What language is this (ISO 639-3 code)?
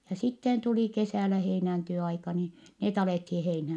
fin